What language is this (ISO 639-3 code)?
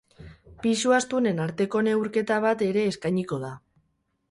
eus